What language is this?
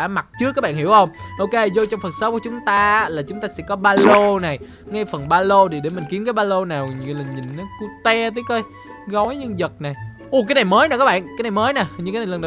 Vietnamese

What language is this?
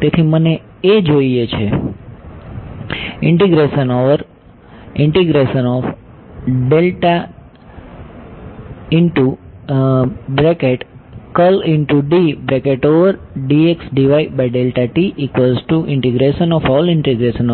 Gujarati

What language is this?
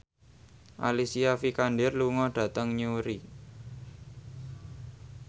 Javanese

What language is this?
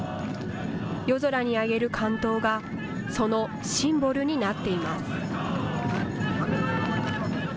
Japanese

